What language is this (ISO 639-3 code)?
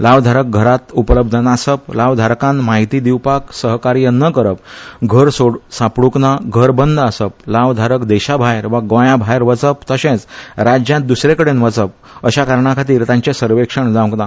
kok